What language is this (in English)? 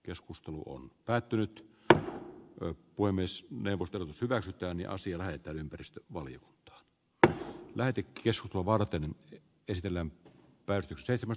Finnish